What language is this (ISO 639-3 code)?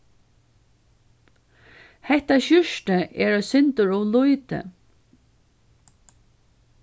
fao